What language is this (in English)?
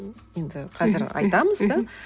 Kazakh